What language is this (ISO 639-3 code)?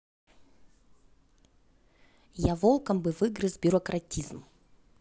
rus